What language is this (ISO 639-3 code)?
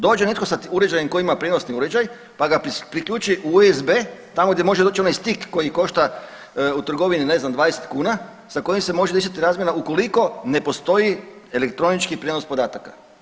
hrv